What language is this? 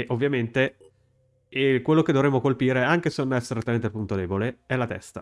Italian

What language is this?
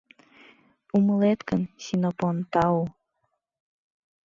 Mari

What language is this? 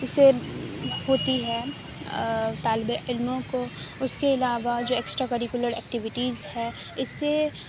Urdu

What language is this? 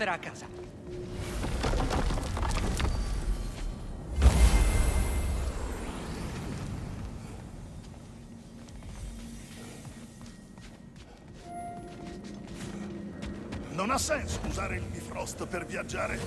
Italian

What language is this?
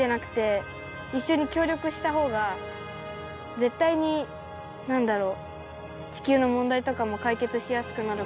Japanese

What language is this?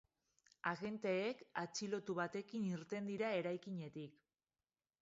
Basque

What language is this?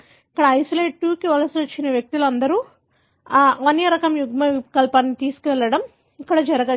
Telugu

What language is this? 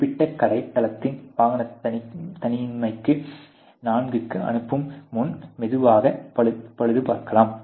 Tamil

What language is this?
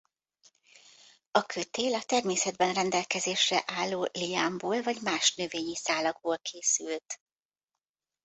Hungarian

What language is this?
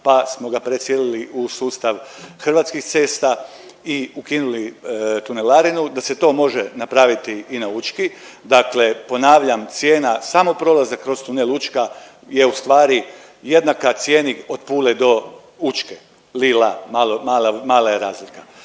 Croatian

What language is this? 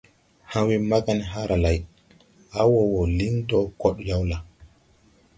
Tupuri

